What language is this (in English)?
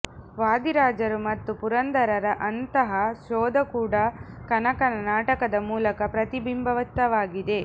Kannada